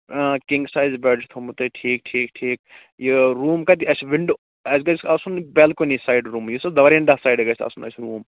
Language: Kashmiri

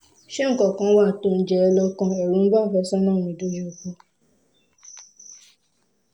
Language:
Yoruba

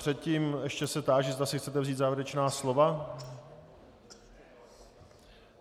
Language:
Czech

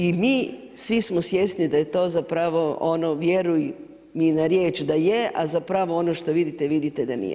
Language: Croatian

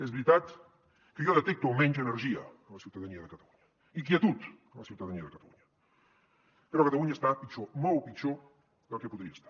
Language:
Catalan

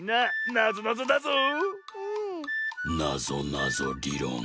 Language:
Japanese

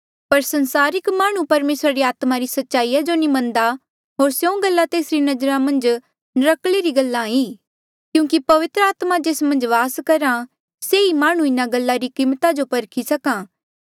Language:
Mandeali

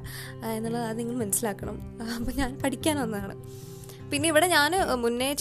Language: Malayalam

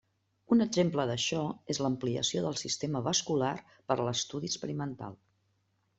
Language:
Catalan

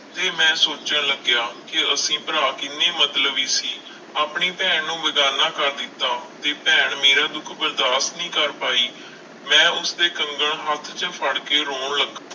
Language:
Punjabi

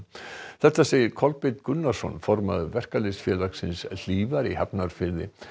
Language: Icelandic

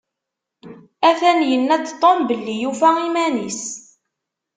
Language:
Kabyle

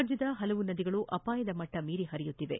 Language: Kannada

